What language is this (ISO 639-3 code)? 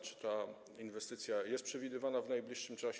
pol